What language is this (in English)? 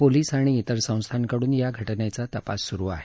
Marathi